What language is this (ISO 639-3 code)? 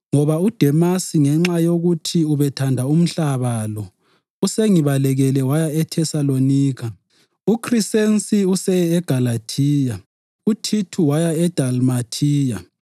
nde